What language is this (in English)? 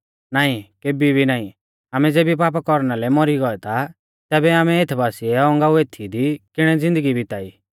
Mahasu Pahari